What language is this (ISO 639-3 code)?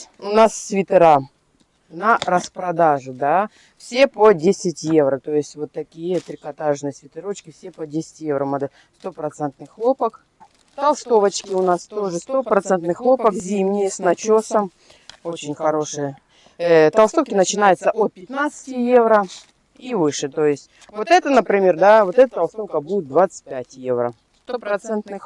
rus